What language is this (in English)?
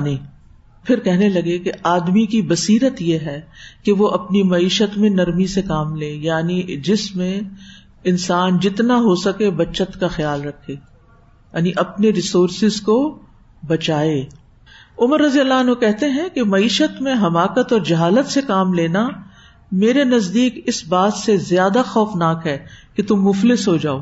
Urdu